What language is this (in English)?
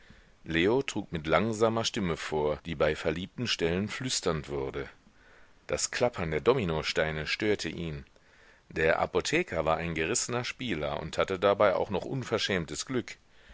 German